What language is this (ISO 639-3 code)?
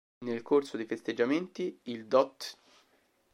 ita